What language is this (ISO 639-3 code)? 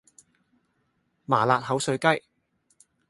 yue